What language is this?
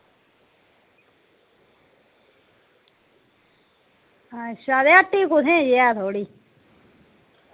Dogri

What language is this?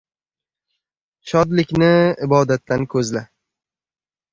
Uzbek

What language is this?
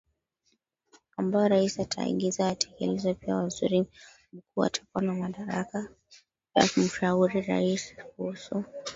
Swahili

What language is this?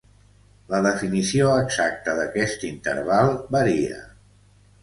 Catalan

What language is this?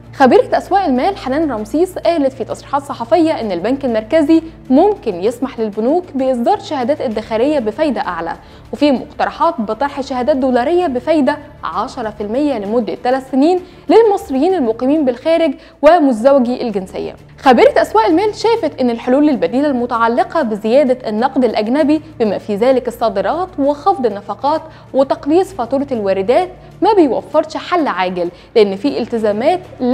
Arabic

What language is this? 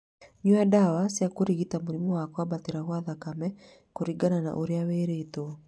Kikuyu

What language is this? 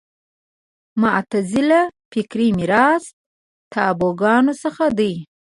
Pashto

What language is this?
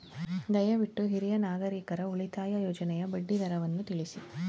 Kannada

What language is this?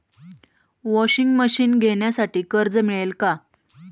Marathi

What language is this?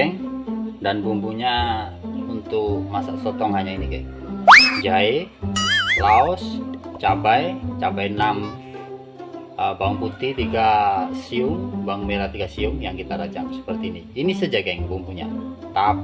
Indonesian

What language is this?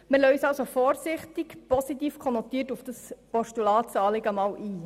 Swiss German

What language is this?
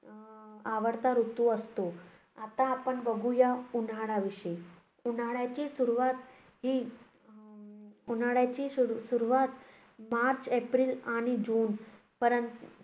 Marathi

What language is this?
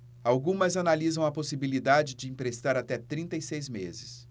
Portuguese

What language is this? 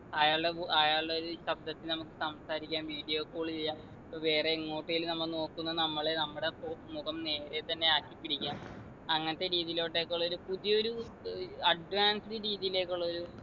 Malayalam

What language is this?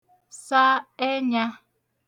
Igbo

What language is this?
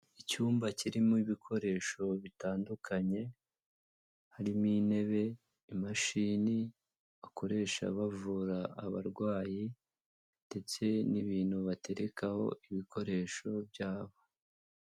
Kinyarwanda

